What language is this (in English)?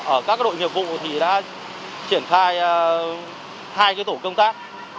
Vietnamese